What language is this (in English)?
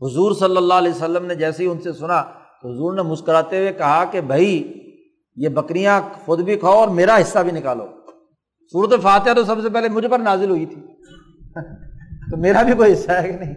Urdu